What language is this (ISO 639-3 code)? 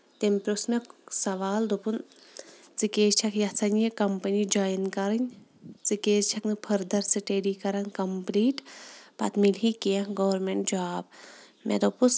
kas